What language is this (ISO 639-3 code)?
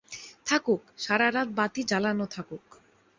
ben